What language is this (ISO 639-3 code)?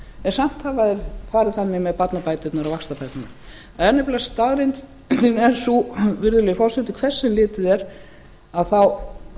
isl